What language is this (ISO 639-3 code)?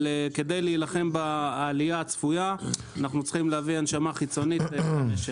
heb